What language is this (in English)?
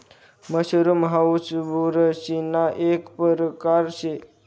Marathi